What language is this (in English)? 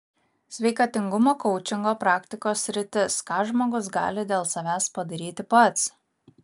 Lithuanian